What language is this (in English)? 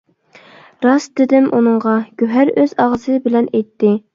Uyghur